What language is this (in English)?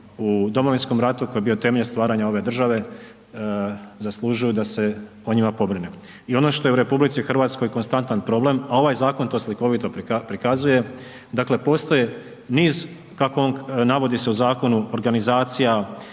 Croatian